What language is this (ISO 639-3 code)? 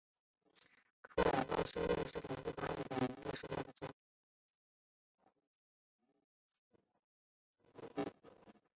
zho